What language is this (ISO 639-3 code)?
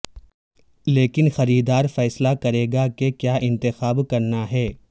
urd